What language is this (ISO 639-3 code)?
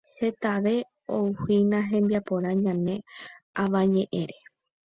grn